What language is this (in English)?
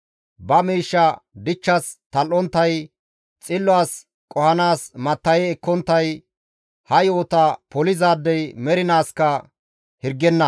Gamo